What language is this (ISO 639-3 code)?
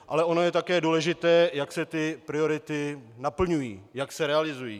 ces